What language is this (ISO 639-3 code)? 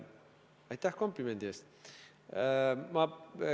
est